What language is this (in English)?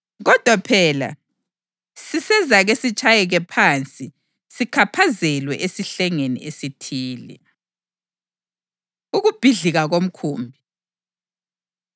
North Ndebele